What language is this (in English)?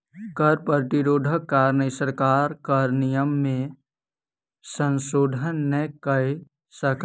Maithili